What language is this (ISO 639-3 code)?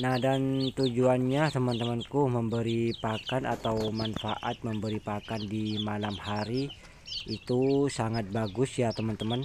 ind